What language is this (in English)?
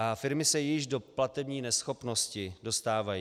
Czech